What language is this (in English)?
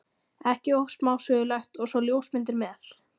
Icelandic